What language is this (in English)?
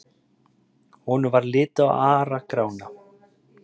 Icelandic